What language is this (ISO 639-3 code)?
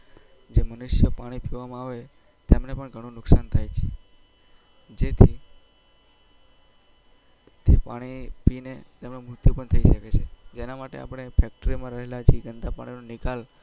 guj